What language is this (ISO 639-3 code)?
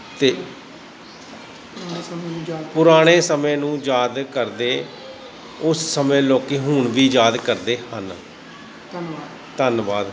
pan